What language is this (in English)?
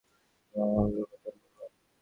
Bangla